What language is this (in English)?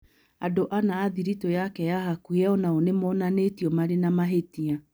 Kikuyu